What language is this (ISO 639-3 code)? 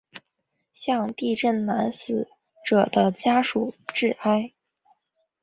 zho